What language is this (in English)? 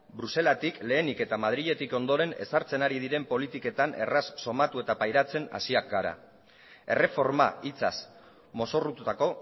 Basque